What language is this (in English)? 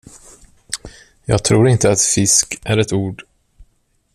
Swedish